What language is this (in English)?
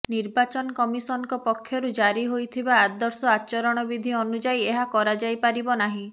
Odia